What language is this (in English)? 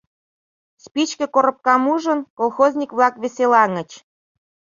Mari